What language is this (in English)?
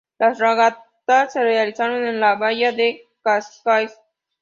Spanish